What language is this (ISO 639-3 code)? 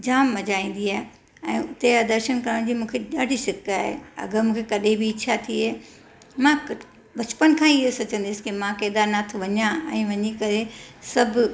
snd